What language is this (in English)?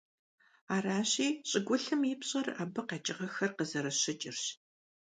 Kabardian